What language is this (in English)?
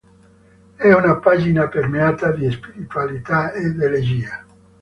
Italian